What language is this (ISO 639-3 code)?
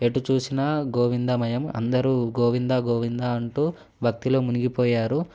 tel